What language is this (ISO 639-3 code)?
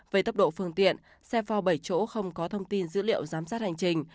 vie